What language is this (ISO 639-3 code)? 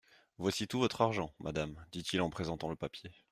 fra